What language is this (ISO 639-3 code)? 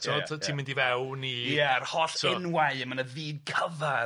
cym